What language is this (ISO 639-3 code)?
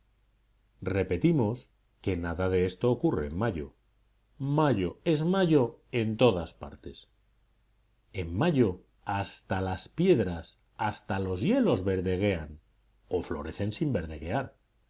spa